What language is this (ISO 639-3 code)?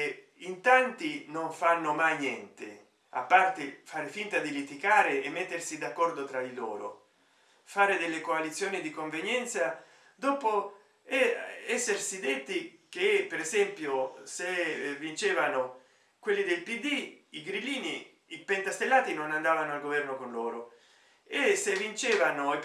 ita